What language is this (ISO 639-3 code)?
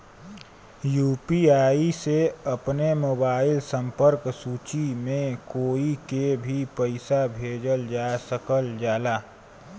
bho